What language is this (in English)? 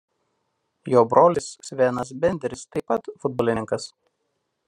Lithuanian